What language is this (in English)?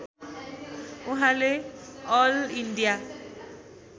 Nepali